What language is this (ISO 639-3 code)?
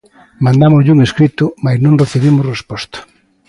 glg